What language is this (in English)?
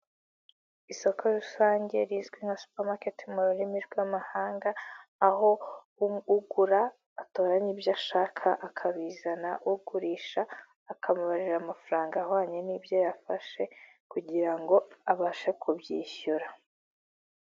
Kinyarwanda